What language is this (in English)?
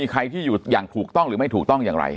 Thai